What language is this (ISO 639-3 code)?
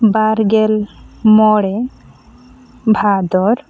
sat